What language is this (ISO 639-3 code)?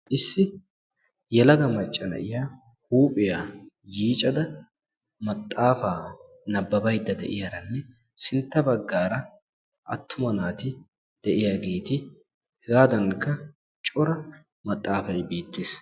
wal